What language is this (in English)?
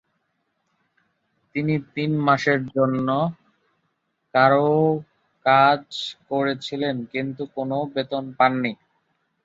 Bangla